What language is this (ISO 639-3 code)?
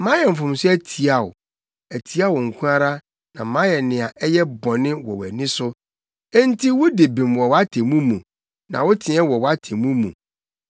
aka